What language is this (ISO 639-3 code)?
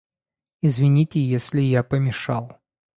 rus